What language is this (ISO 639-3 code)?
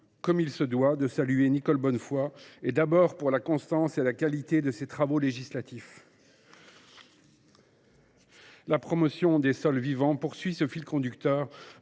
fra